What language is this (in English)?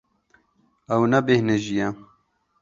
Kurdish